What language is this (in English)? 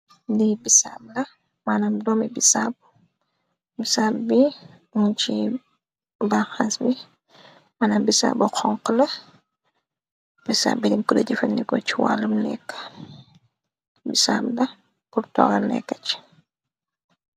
Wolof